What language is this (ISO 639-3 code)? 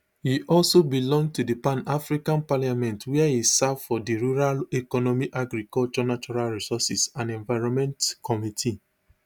pcm